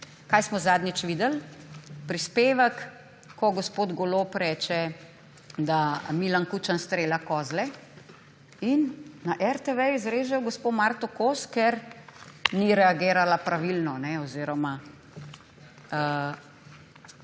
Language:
Slovenian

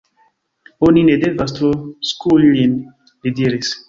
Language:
Esperanto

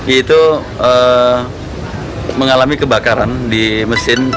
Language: Indonesian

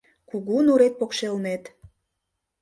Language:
Mari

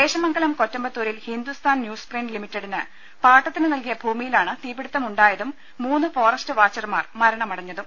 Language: Malayalam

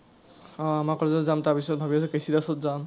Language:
Assamese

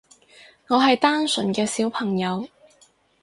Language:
Cantonese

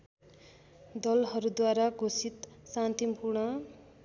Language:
Nepali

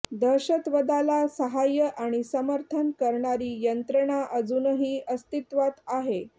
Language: Marathi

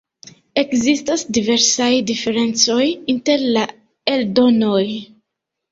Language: Esperanto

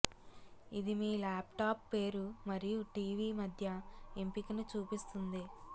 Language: Telugu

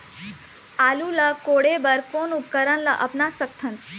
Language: Chhattisgarhi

